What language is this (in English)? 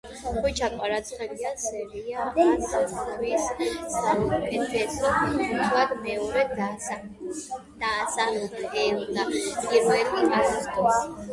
Georgian